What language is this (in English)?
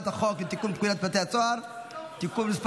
Hebrew